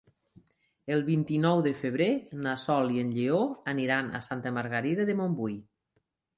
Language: Catalan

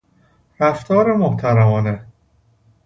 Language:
Persian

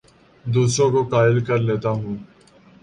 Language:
Urdu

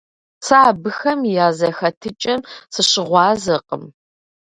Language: Kabardian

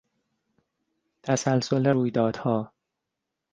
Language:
Persian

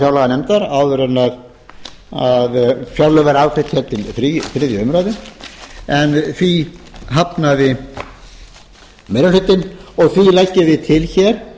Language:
Icelandic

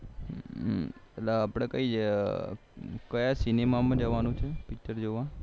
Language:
Gujarati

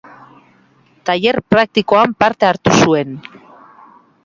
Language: Basque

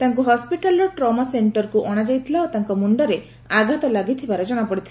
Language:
Odia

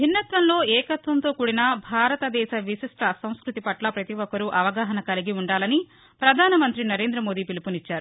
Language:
Telugu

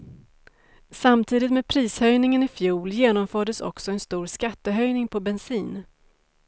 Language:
Swedish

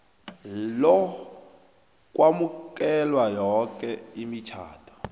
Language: South Ndebele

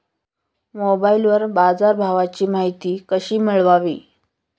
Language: Marathi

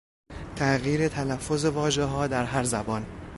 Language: Persian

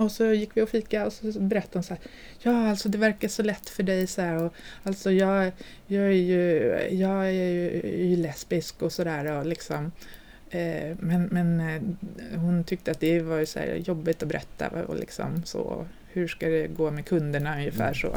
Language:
Swedish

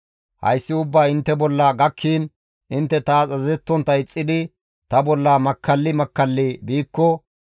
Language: Gamo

